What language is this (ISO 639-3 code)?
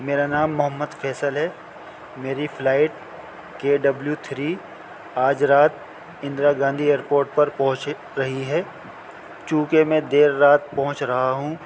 urd